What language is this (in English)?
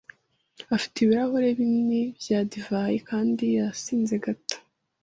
Kinyarwanda